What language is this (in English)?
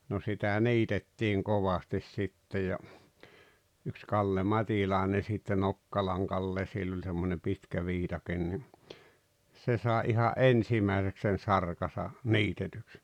Finnish